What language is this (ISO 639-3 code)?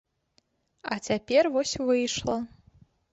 bel